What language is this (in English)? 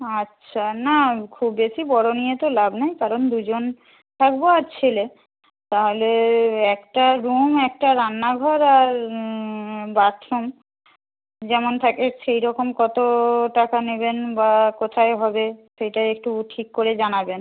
Bangla